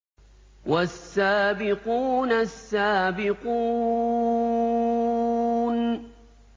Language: Arabic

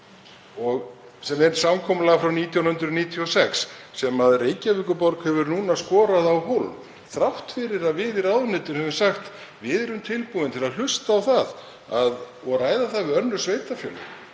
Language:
Icelandic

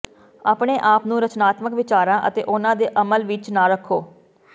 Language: Punjabi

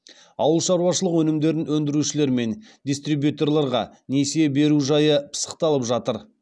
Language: Kazakh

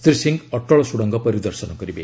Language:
Odia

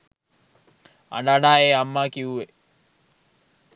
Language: Sinhala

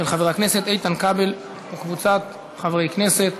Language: Hebrew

